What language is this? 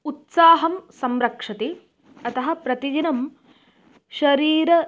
Sanskrit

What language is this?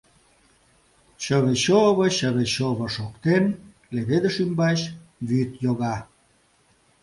Mari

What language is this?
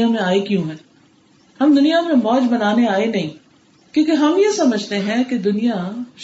Urdu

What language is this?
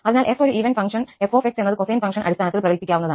Malayalam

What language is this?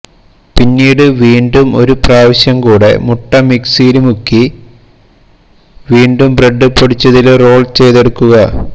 Malayalam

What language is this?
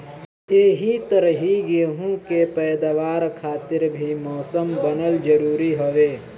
Bhojpuri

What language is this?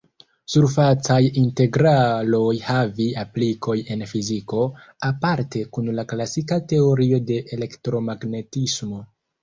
Esperanto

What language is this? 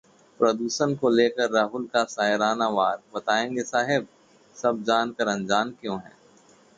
Hindi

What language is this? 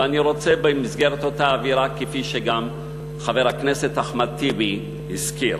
Hebrew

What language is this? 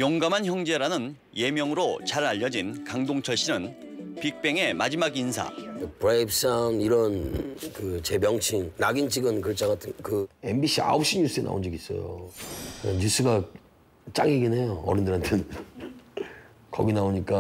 Korean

